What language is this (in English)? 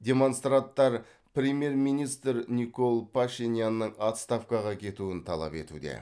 Kazakh